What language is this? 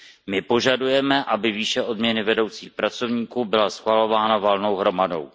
Czech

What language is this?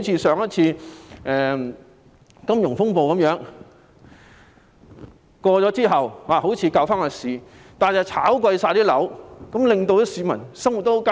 Cantonese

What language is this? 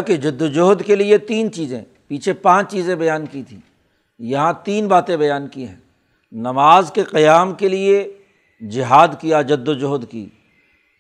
Urdu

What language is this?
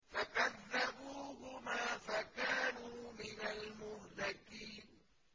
Arabic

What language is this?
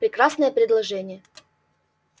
Russian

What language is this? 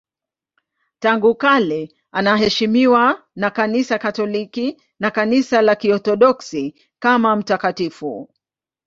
Swahili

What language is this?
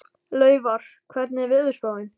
Icelandic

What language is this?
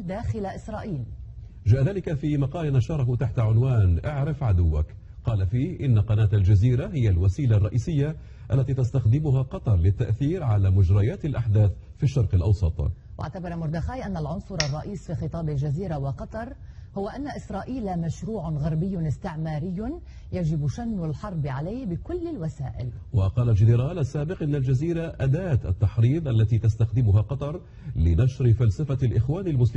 Arabic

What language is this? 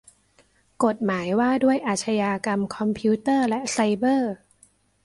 Thai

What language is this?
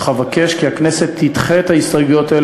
Hebrew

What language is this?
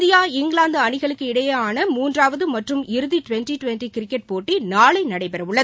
Tamil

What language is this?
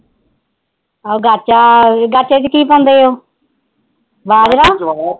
Punjabi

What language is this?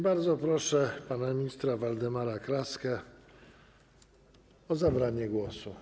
Polish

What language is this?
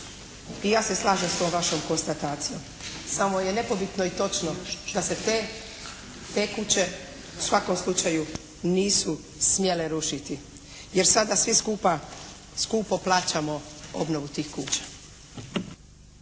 Croatian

